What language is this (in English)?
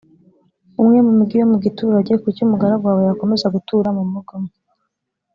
Kinyarwanda